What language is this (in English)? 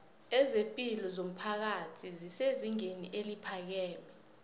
South Ndebele